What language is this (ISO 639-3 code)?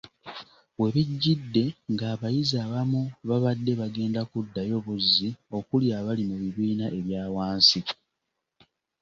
lug